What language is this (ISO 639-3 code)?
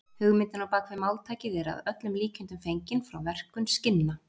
isl